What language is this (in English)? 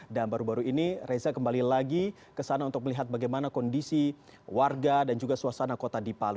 Indonesian